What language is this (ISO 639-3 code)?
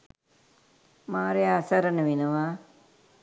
sin